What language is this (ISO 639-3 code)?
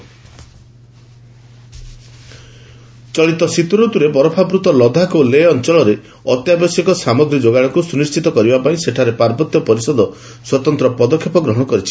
ori